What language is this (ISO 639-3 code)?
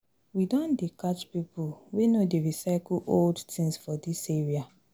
pcm